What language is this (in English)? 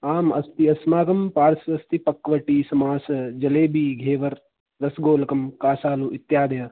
Sanskrit